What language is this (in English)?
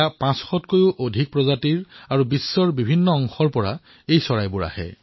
Assamese